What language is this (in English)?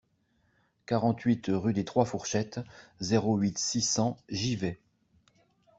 French